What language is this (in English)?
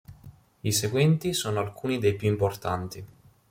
Italian